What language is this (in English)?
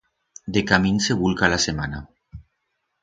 Aragonese